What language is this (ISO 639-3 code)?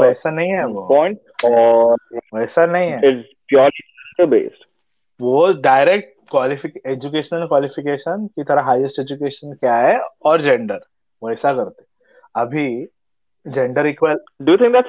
hin